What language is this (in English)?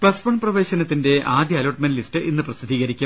Malayalam